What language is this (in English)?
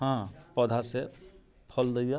Maithili